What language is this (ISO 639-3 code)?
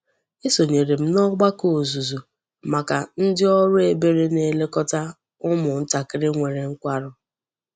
ibo